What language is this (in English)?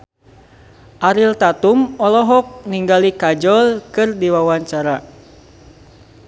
Sundanese